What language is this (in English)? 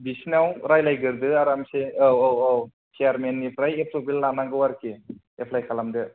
Bodo